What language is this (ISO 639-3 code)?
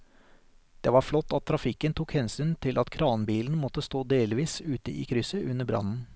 nor